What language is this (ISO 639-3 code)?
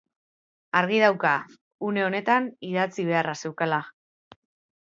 eus